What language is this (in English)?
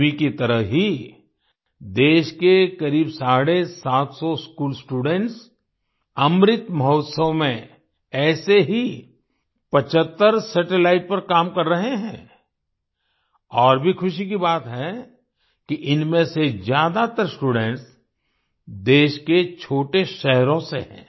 Hindi